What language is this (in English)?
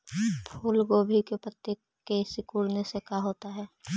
Magahi